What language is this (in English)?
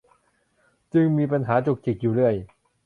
Thai